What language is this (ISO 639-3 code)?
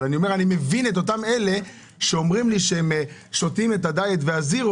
heb